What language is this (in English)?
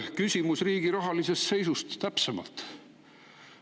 Estonian